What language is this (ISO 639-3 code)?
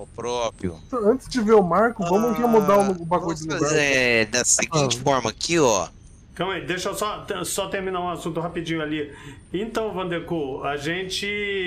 por